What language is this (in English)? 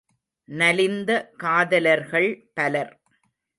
Tamil